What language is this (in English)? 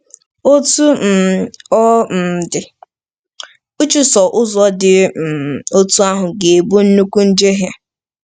Igbo